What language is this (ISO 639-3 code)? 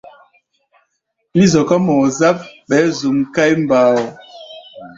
gba